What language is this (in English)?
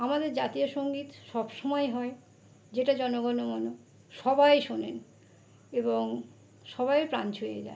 Bangla